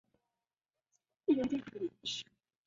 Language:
Chinese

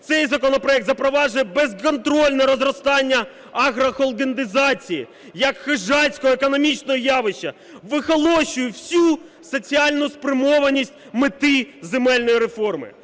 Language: Ukrainian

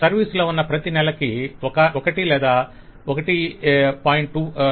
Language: Telugu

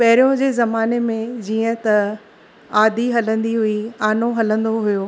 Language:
Sindhi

